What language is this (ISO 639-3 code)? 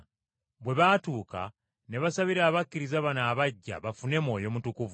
lug